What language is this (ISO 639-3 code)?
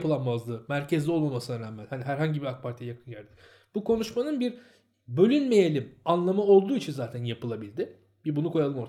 tur